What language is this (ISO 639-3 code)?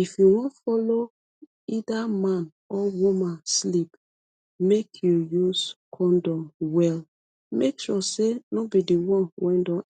pcm